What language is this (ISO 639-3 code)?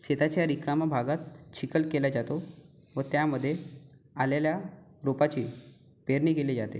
mar